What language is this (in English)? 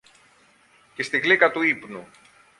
Greek